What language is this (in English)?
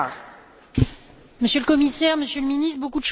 French